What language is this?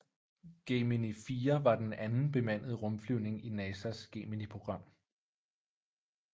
Danish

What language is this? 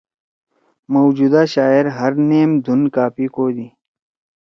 Torwali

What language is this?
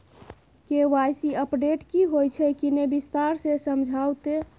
Maithili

